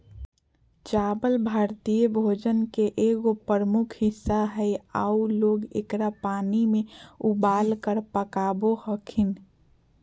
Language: Magahi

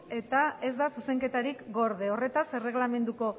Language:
Basque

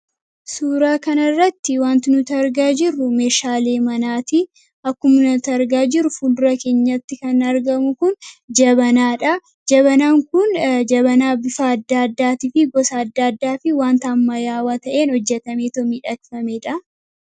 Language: Oromo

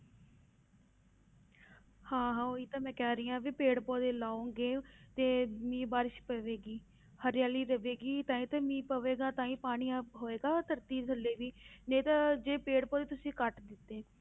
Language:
Punjabi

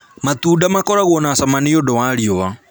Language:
Kikuyu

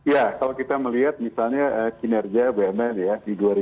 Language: Indonesian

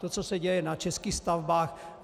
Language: Czech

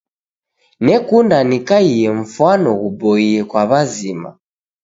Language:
Taita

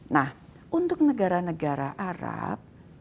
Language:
Indonesian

